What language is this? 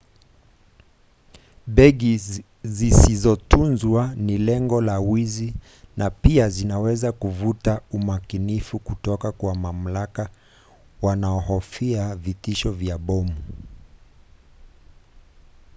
Swahili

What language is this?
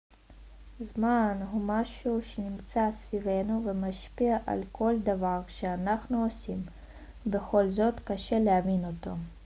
Hebrew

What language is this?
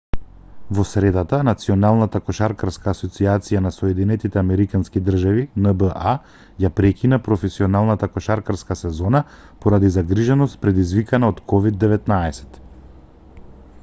Macedonian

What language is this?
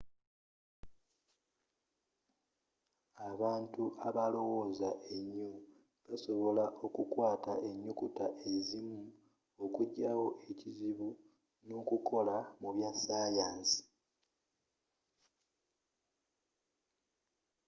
Ganda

